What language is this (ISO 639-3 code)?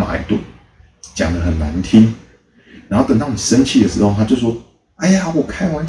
zho